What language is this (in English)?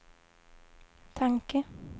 Swedish